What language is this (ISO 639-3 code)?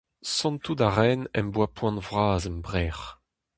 bre